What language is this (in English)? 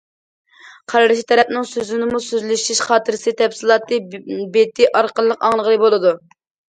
Uyghur